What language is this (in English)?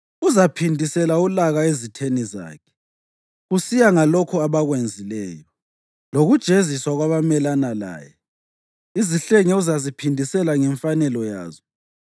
North Ndebele